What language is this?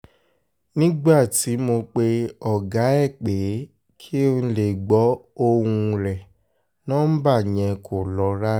Yoruba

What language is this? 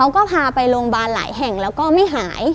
Thai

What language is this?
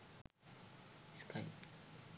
Sinhala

